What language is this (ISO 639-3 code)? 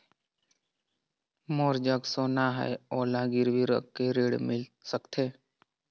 hne